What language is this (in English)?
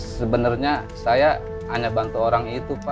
Indonesian